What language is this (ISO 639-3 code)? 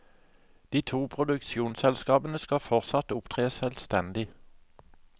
nor